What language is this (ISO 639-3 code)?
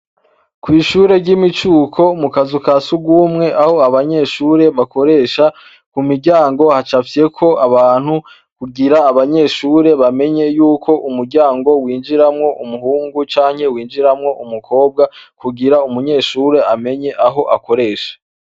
run